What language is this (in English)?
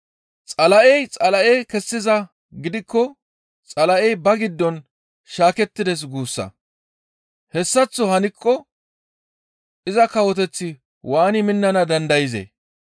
Gamo